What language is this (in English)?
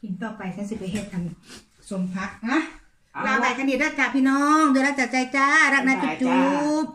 Thai